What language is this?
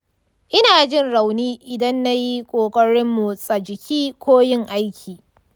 Hausa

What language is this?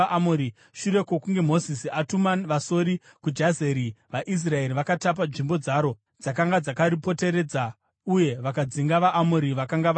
Shona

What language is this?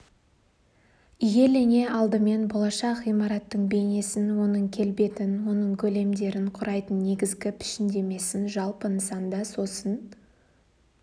Kazakh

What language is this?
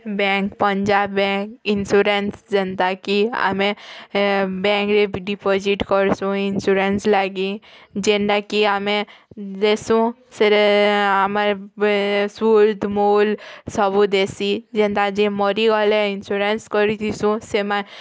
Odia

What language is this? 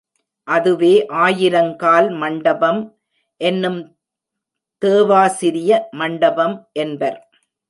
Tamil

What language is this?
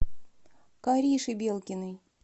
Russian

